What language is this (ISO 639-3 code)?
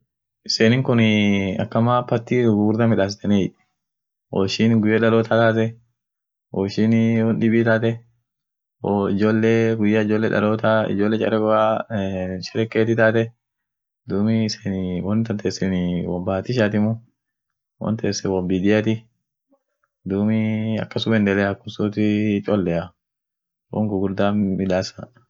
orc